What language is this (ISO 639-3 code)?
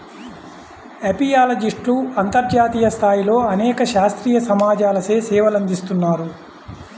tel